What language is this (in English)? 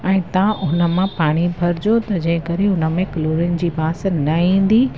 Sindhi